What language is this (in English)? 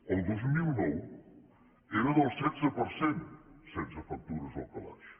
Catalan